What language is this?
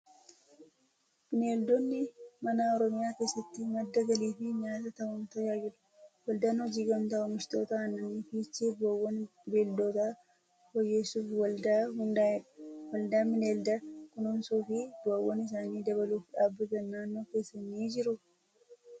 Oromo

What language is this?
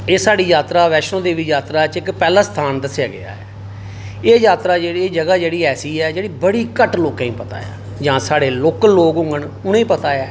Dogri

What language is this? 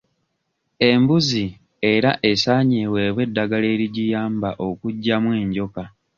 Ganda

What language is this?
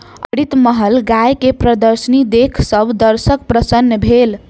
Maithili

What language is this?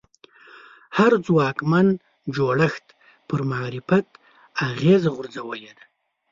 Pashto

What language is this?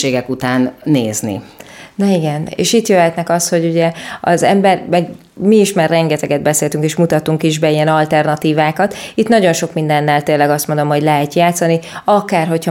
Hungarian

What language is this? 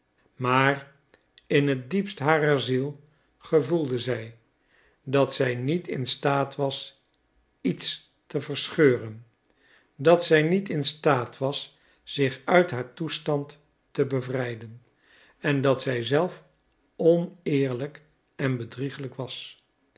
Dutch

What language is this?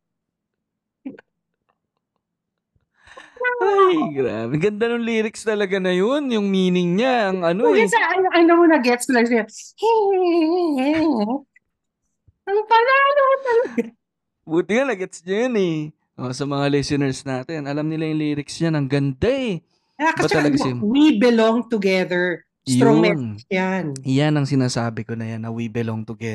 Filipino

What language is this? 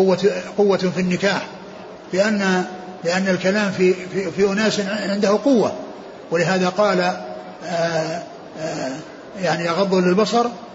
Arabic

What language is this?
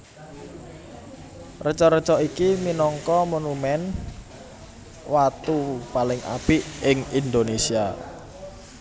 Javanese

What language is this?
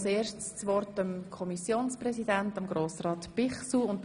Swiss German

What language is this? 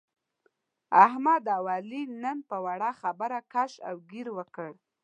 Pashto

